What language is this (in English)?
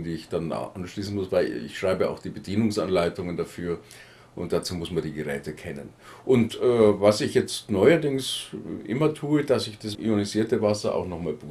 German